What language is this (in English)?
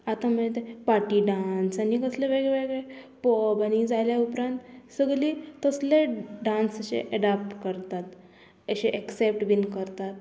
Konkani